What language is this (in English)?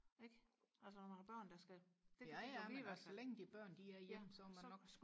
Danish